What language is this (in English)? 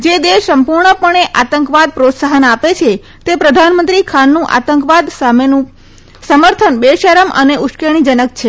Gujarati